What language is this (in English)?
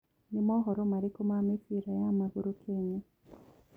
Kikuyu